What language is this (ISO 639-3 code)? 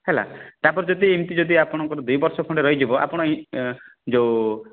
ori